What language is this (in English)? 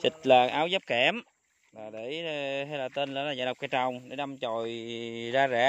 Vietnamese